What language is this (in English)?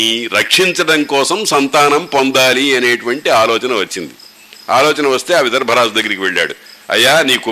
Telugu